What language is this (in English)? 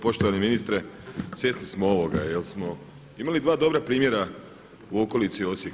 Croatian